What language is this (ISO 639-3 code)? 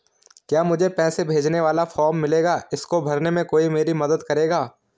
hin